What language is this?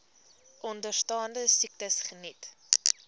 Afrikaans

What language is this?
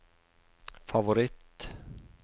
Norwegian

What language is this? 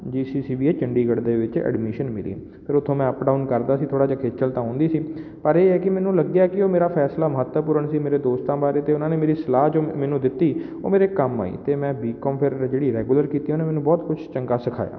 Punjabi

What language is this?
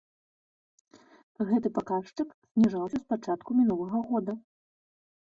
Belarusian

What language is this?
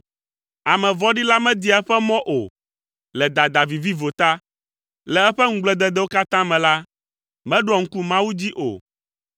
Ewe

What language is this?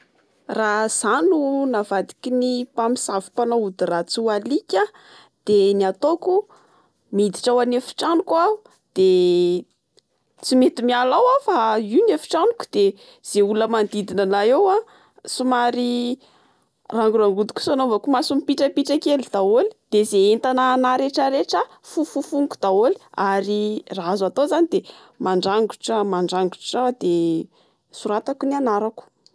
Malagasy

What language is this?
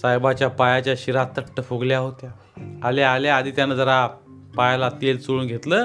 Marathi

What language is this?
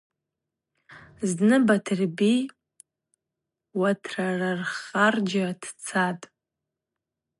Abaza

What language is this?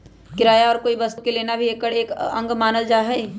Magahi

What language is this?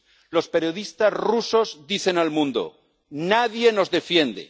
Spanish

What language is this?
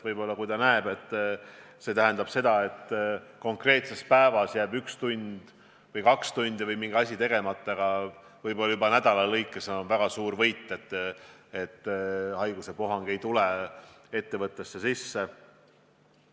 Estonian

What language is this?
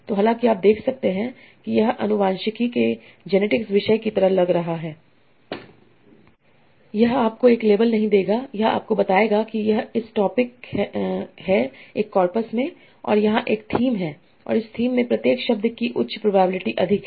Hindi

